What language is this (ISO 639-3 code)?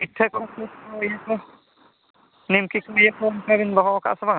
sat